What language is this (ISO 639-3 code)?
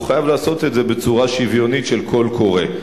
heb